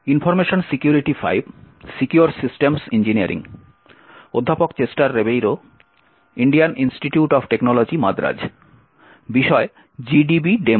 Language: Bangla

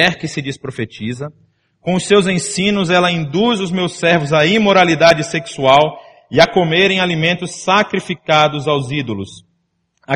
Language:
Portuguese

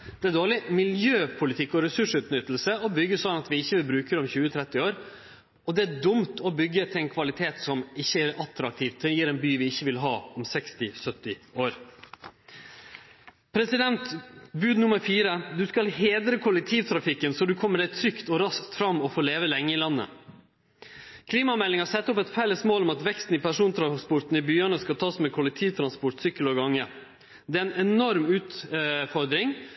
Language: Norwegian Nynorsk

